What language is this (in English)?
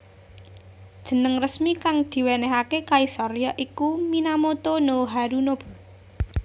Javanese